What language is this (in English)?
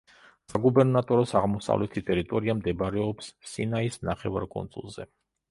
Georgian